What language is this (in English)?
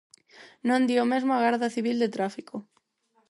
Galician